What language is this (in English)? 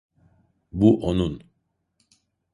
Turkish